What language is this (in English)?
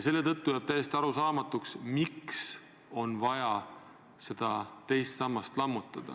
Estonian